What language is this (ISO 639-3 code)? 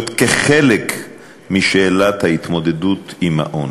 heb